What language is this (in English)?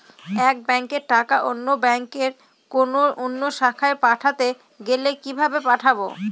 Bangla